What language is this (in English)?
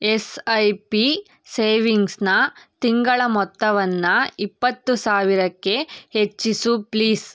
Kannada